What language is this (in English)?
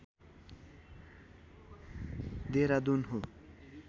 Nepali